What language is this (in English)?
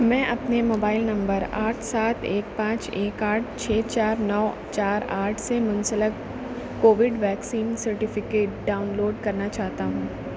Urdu